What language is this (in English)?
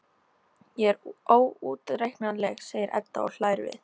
Icelandic